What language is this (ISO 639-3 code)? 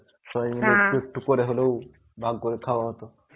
ben